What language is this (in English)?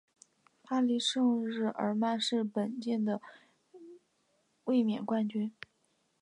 Chinese